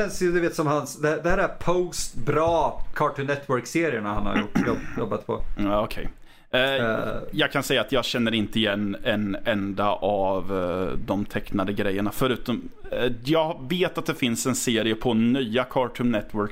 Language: Swedish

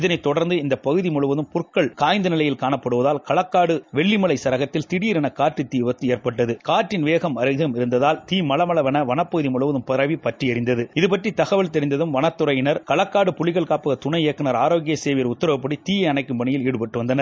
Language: Tamil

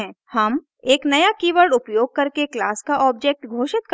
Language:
Hindi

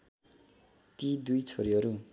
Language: Nepali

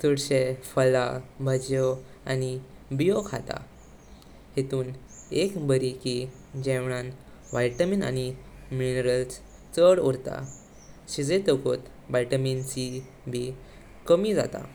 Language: Konkani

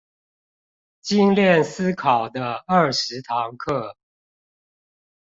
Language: Chinese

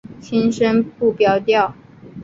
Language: Chinese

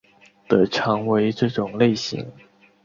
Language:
Chinese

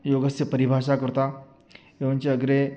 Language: Sanskrit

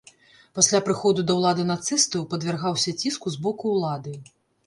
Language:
Belarusian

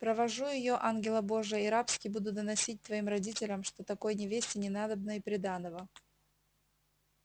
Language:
Russian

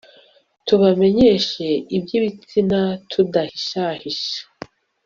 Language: Kinyarwanda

